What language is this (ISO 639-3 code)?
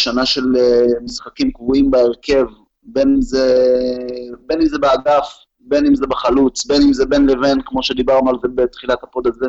heb